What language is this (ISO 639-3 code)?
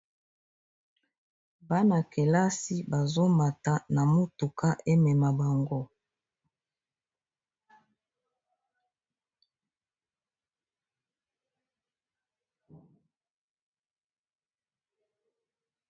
lin